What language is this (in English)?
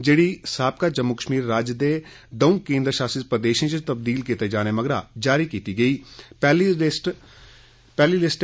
Dogri